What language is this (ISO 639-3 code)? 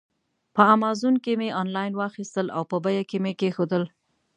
pus